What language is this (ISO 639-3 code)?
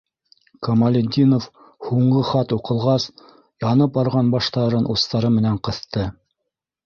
bak